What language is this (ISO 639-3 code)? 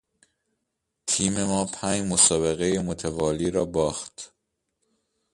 fas